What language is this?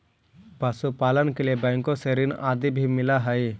Magahi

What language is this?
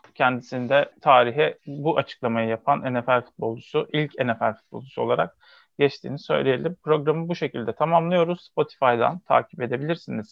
Turkish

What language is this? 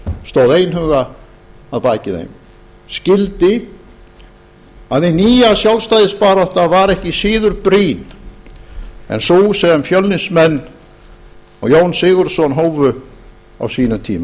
Icelandic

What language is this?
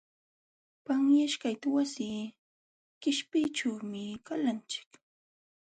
Jauja Wanca Quechua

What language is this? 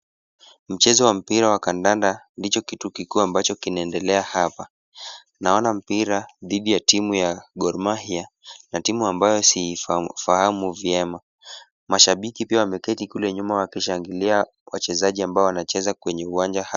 Swahili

